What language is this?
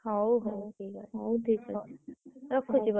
Odia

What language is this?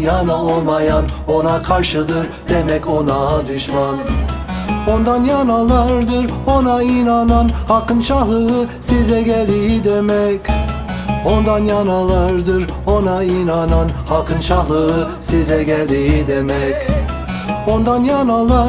Turkish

